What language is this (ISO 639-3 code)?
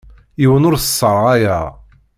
kab